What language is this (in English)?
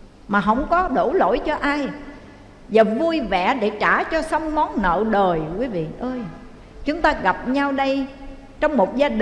Vietnamese